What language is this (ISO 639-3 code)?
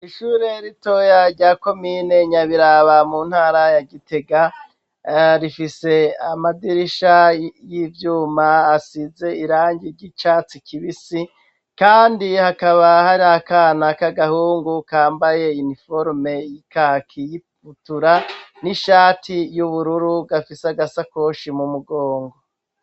run